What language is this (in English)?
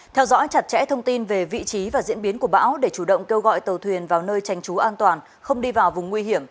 Vietnamese